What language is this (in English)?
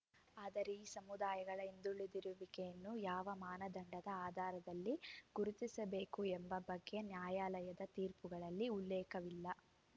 Kannada